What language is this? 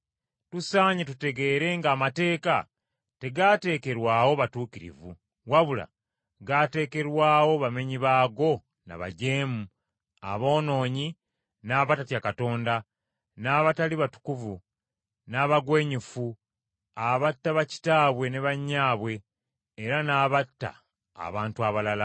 Ganda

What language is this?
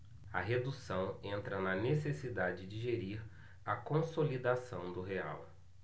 Portuguese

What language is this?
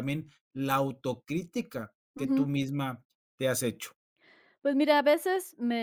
Spanish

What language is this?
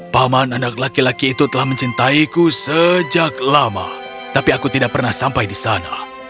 Indonesian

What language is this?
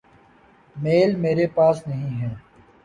Urdu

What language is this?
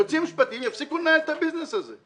Hebrew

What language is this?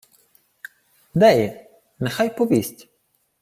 Ukrainian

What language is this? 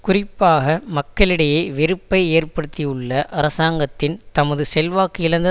Tamil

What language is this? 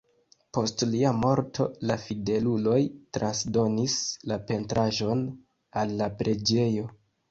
Esperanto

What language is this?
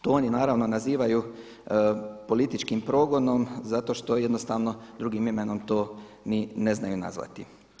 Croatian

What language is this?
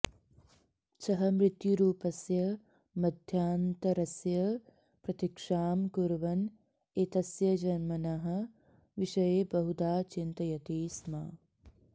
Sanskrit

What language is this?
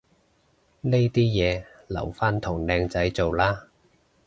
Cantonese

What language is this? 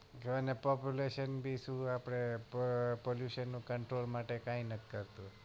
Gujarati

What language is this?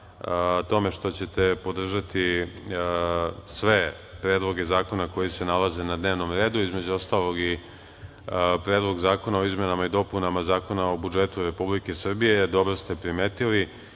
Serbian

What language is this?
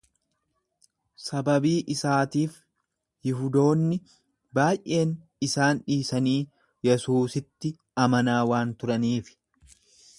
Oromo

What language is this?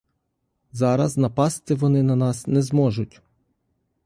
Ukrainian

